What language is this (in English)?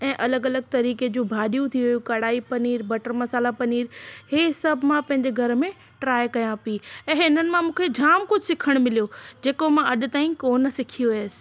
Sindhi